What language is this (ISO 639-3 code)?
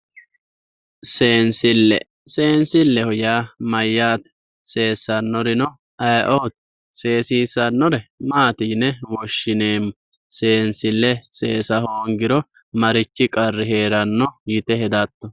sid